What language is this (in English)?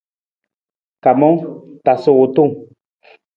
Nawdm